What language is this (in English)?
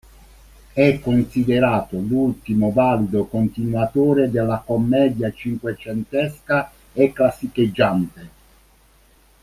Italian